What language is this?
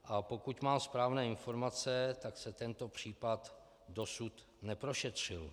Czech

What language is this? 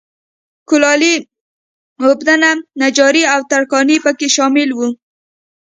Pashto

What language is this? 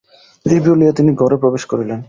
Bangla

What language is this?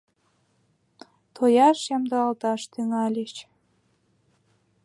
Mari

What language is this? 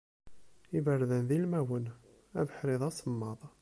Kabyle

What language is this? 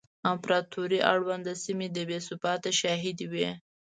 Pashto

